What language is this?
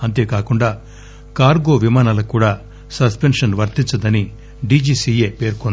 Telugu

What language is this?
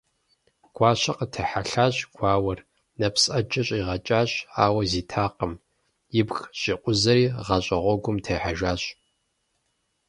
Kabardian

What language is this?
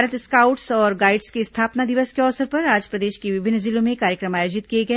Hindi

